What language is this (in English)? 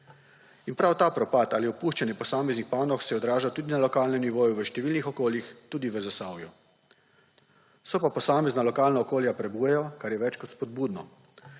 Slovenian